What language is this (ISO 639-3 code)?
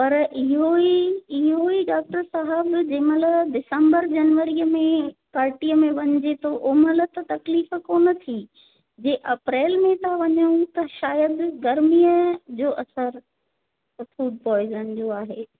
snd